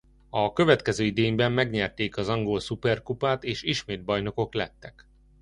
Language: Hungarian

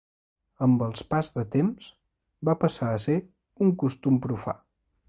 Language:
Catalan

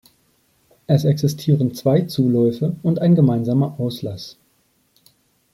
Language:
German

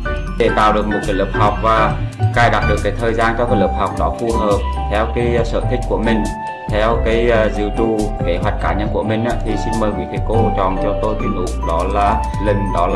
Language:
Vietnamese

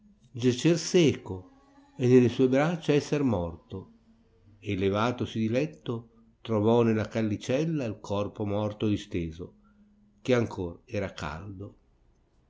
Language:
Italian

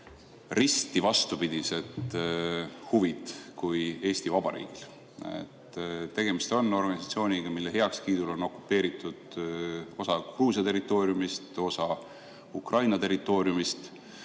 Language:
Estonian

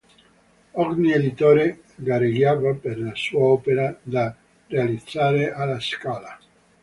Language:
Italian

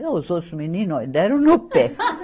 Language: Portuguese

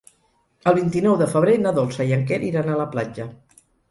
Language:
Catalan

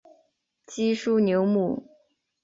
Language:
Chinese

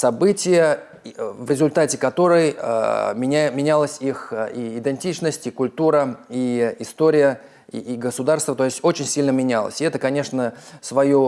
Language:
Russian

